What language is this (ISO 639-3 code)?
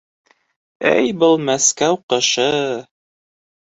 bak